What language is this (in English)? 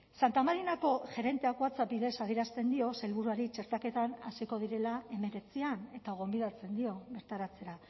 Basque